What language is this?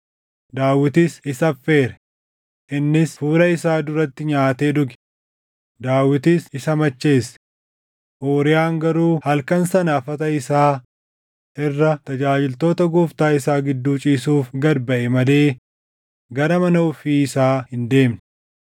Oromo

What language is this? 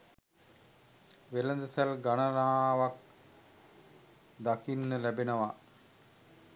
Sinhala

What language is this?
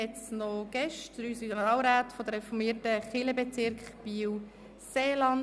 Swiss German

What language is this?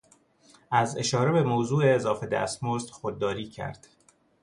Persian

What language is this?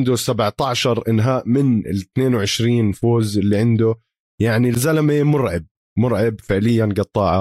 Arabic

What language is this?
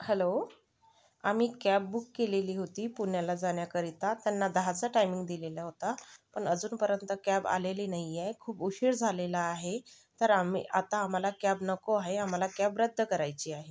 Marathi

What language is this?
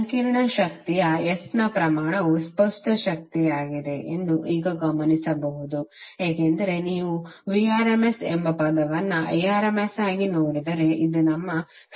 Kannada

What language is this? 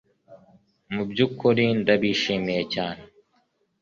Kinyarwanda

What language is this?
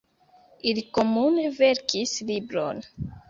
Esperanto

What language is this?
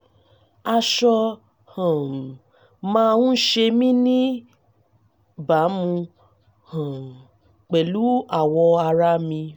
Yoruba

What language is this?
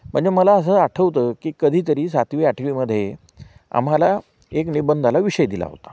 Marathi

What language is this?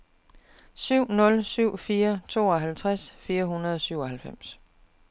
Danish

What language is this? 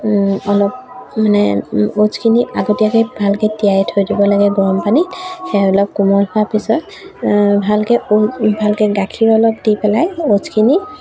Assamese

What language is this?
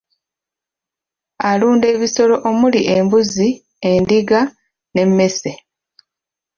Ganda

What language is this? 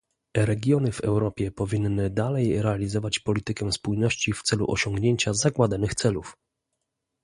Polish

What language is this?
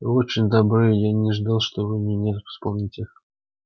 Russian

